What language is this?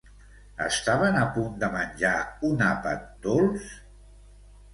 Catalan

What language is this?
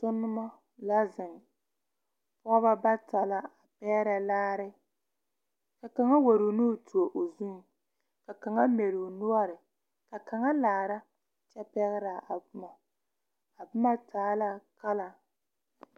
Southern Dagaare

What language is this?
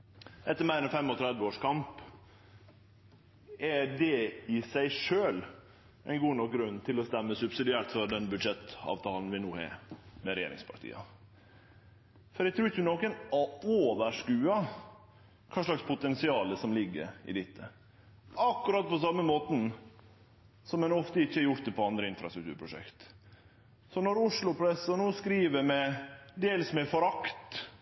Norwegian Nynorsk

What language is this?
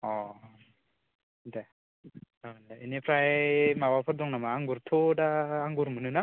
Bodo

